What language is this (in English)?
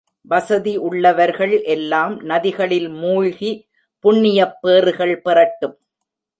Tamil